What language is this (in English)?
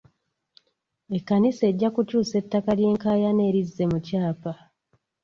Ganda